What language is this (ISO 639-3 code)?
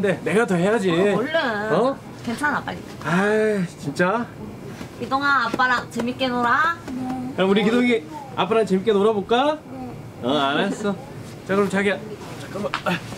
kor